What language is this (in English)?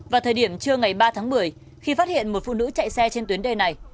Vietnamese